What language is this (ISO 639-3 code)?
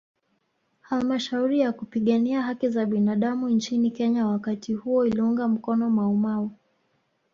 swa